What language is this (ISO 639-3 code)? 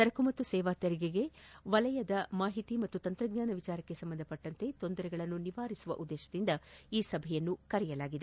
kan